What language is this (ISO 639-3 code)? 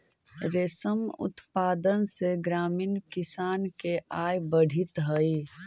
mag